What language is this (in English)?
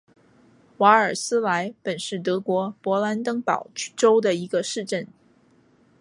Chinese